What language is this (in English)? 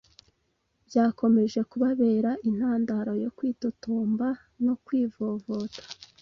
Kinyarwanda